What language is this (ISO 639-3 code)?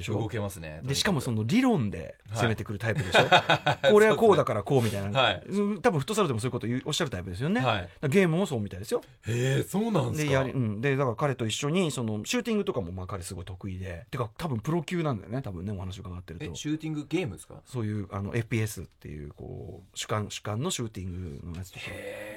jpn